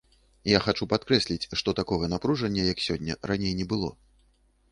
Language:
Belarusian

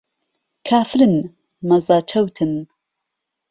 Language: Central Kurdish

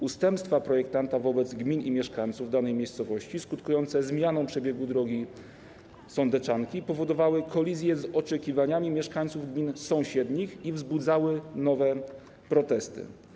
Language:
Polish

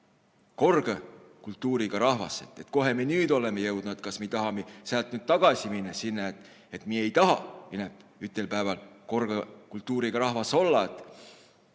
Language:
Estonian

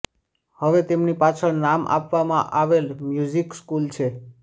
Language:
Gujarati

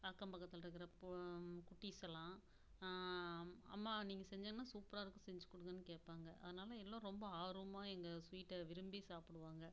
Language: Tamil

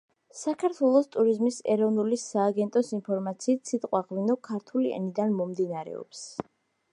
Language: Georgian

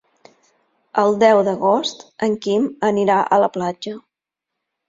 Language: Catalan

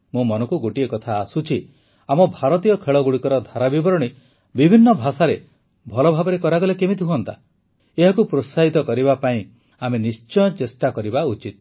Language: Odia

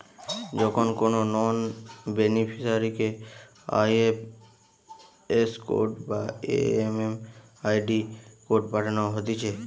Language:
Bangla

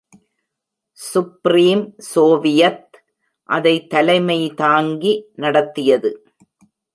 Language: Tamil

